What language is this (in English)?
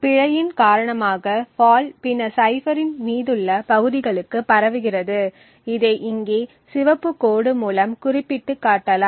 Tamil